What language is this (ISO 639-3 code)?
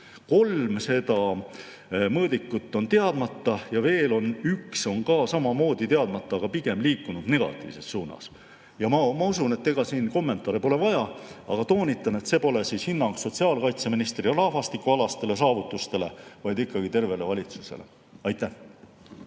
est